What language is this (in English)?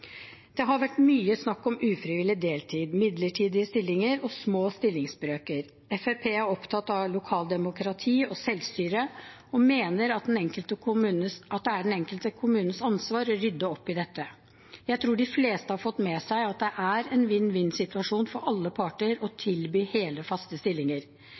Norwegian Bokmål